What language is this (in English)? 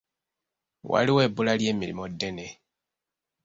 Ganda